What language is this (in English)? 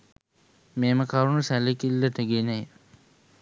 Sinhala